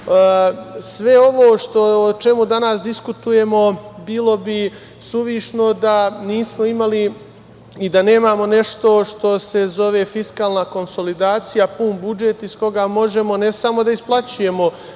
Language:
Serbian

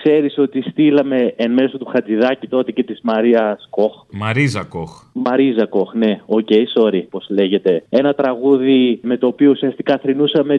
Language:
Greek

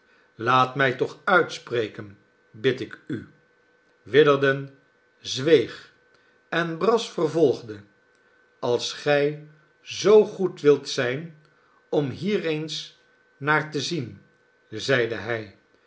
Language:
Dutch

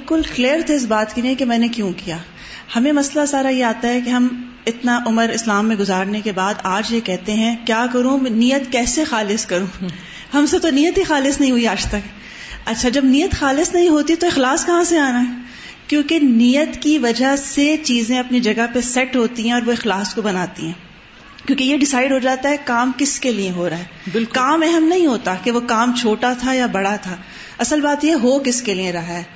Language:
Urdu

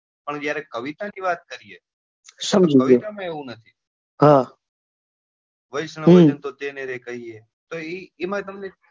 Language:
Gujarati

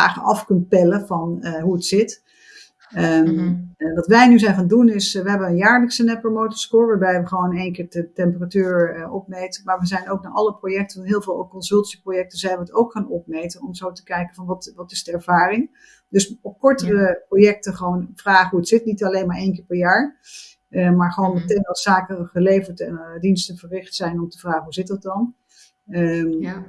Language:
Dutch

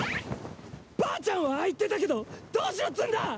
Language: Japanese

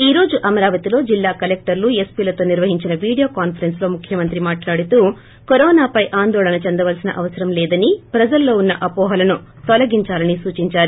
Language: Telugu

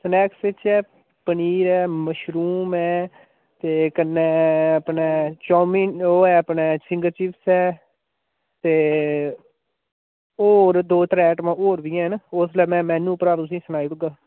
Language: Dogri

